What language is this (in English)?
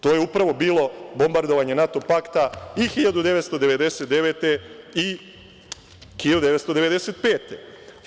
Serbian